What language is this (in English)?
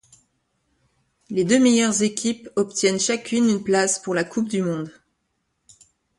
French